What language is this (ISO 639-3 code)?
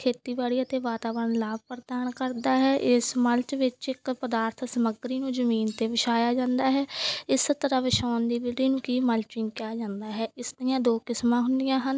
pan